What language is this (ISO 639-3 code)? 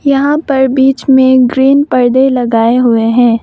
hin